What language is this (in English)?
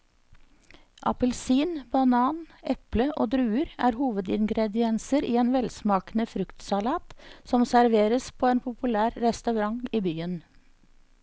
Norwegian